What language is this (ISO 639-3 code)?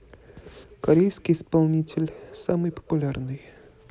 rus